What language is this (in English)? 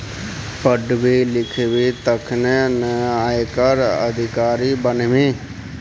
Maithili